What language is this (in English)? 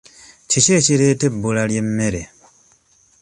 Ganda